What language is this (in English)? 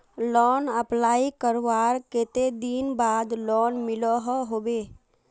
Magahi